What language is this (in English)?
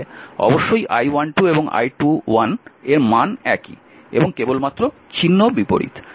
Bangla